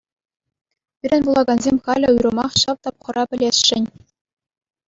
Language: Chuvash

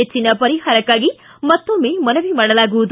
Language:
Kannada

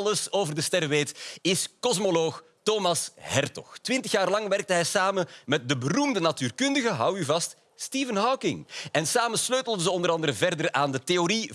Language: Dutch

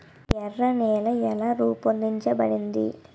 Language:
Telugu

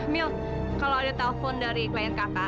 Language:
Indonesian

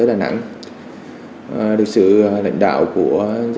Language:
Vietnamese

